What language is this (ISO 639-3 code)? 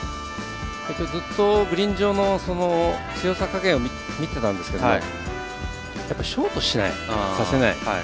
jpn